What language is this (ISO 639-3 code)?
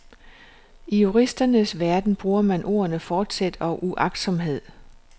dan